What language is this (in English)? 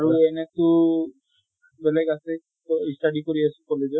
Assamese